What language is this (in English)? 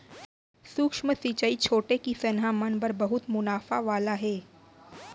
Chhattisgarhi